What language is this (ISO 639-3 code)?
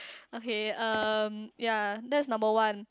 eng